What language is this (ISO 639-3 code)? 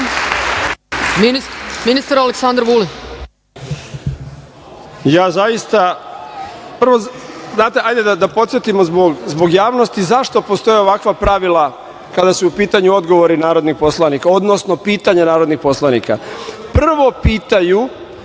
srp